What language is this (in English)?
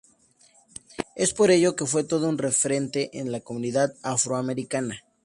Spanish